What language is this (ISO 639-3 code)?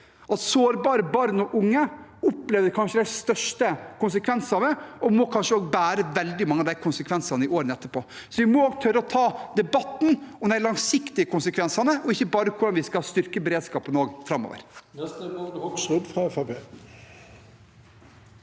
nor